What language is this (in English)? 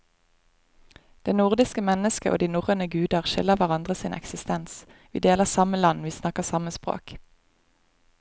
Norwegian